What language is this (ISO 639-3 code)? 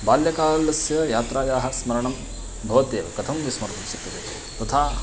san